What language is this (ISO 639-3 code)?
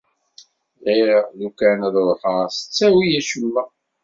kab